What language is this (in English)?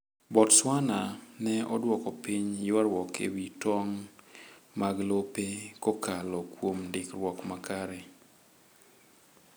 Luo (Kenya and Tanzania)